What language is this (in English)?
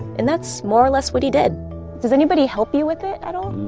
English